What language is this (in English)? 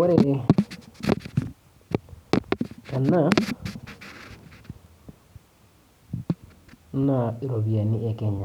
Masai